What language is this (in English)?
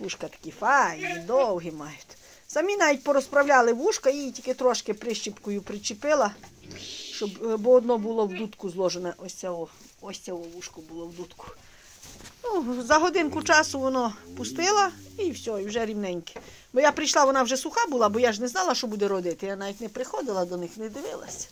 Ukrainian